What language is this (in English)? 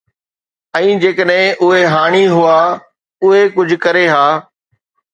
Sindhi